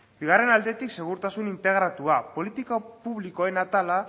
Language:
Basque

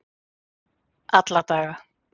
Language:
Icelandic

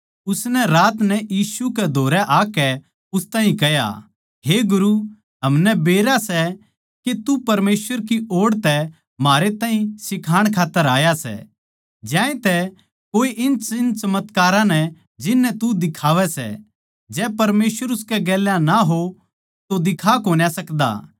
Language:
Haryanvi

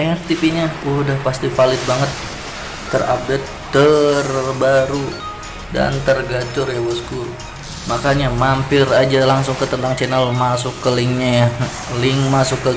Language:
Indonesian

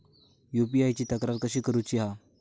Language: Marathi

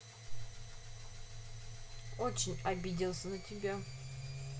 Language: Russian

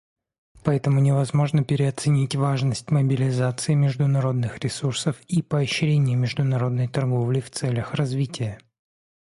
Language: Russian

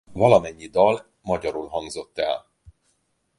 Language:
Hungarian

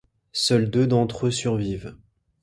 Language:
French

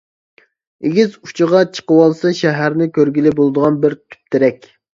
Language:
Uyghur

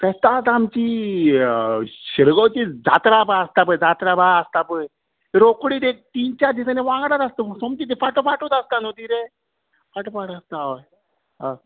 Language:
Konkani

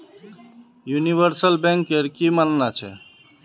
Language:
Magahi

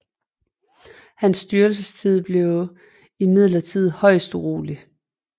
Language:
Danish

